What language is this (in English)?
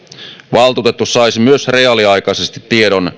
Finnish